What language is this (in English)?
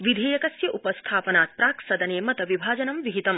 Sanskrit